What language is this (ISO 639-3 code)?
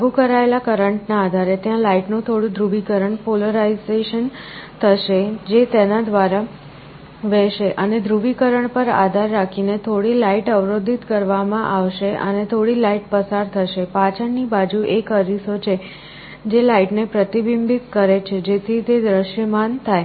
guj